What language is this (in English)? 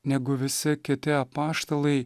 Lithuanian